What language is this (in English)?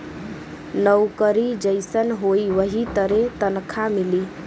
Bhojpuri